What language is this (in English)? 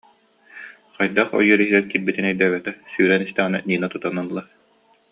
Yakut